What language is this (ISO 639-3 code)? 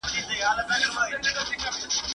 pus